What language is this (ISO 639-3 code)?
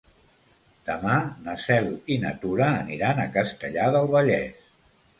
cat